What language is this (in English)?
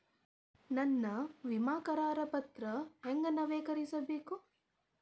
Kannada